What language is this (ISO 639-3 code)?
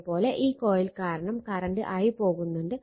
mal